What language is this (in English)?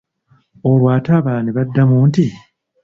Ganda